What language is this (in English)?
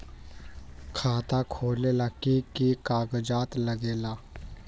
Magahi